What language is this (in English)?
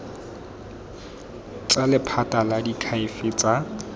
Tswana